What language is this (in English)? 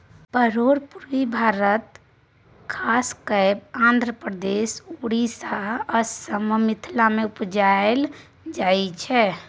Maithili